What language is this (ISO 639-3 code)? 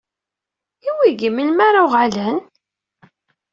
kab